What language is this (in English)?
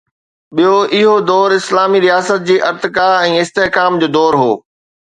Sindhi